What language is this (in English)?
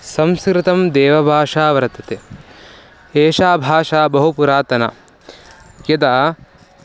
Sanskrit